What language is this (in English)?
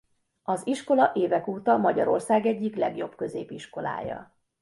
Hungarian